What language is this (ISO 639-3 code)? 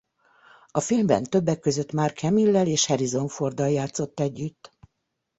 hun